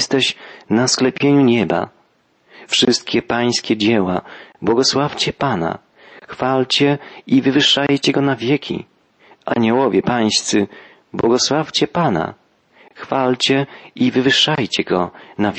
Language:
Polish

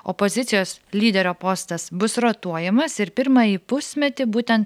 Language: Lithuanian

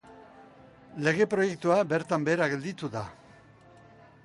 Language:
Basque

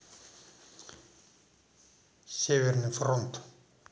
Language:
Russian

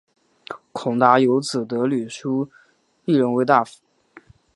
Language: Chinese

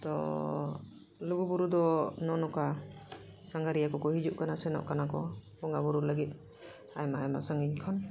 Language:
Santali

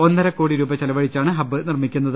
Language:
Malayalam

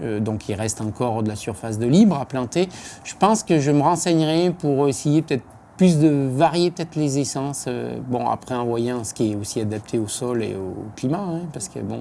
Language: French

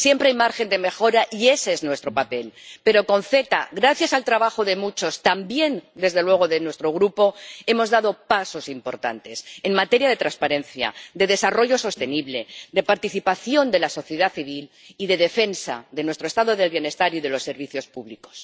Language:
Spanish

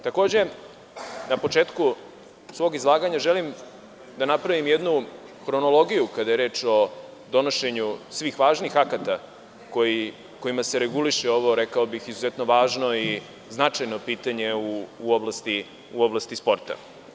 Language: Serbian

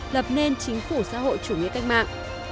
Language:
Vietnamese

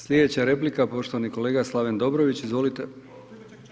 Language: Croatian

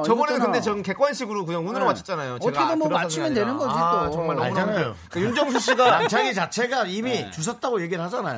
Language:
Korean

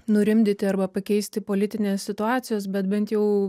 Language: Lithuanian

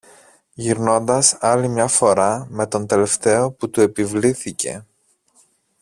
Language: Greek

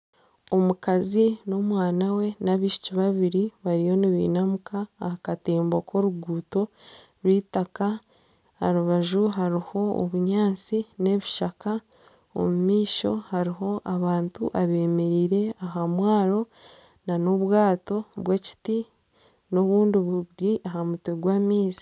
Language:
Nyankole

